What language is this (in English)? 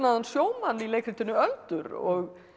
Icelandic